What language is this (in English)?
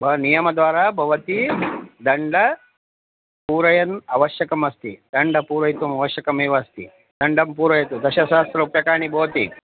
Sanskrit